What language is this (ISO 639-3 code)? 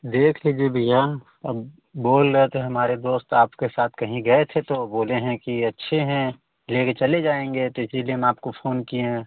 hin